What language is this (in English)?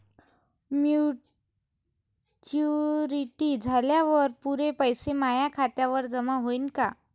Marathi